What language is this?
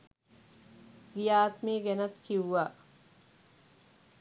Sinhala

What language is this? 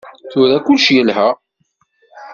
Kabyle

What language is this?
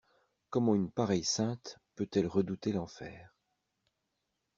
French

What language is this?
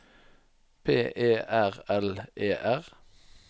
Norwegian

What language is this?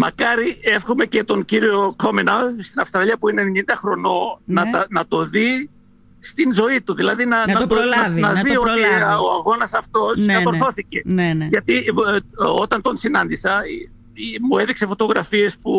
Greek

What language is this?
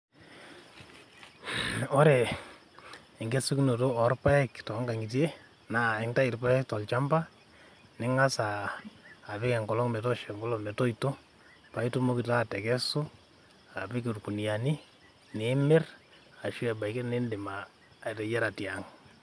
Masai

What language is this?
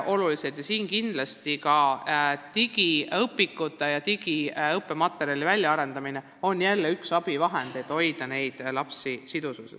Estonian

